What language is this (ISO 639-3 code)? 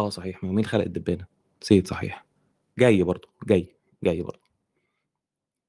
ara